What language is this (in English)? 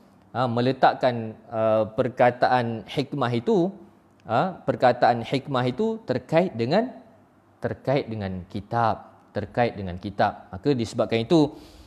Malay